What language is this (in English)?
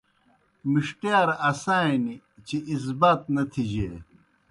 Kohistani Shina